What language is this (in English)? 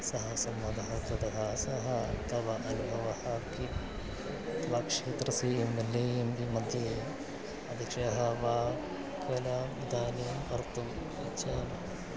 Sanskrit